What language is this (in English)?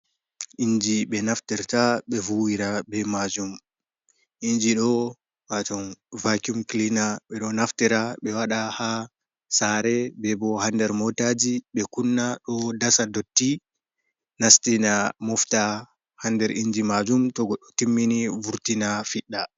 Fula